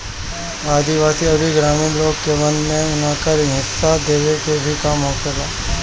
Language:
Bhojpuri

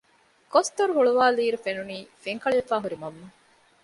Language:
Divehi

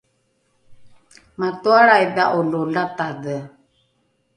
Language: Rukai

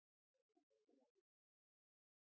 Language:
Norwegian Nynorsk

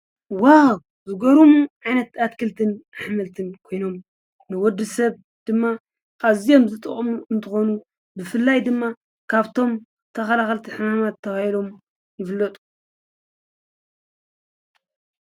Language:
Tigrinya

